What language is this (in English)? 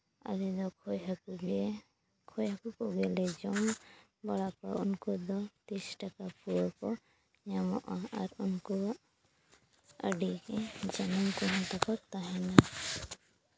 Santali